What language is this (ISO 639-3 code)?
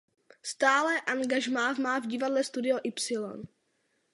ces